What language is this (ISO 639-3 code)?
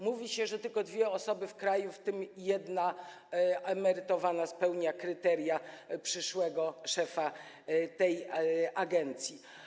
pol